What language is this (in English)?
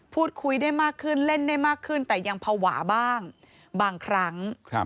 Thai